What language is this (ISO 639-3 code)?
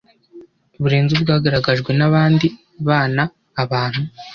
kin